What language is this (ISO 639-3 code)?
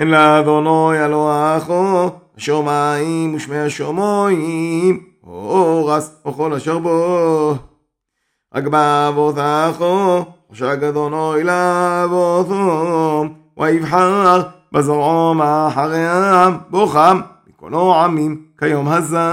heb